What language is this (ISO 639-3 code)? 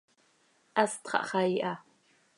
sei